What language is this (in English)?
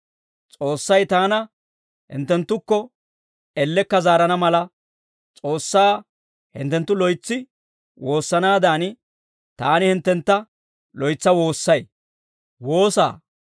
Dawro